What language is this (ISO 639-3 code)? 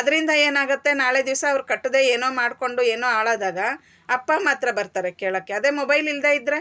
kan